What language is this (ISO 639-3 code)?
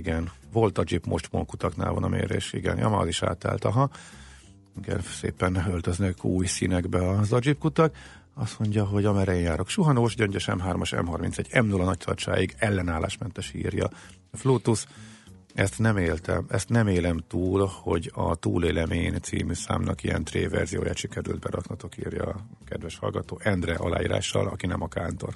hun